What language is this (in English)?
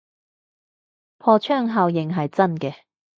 Cantonese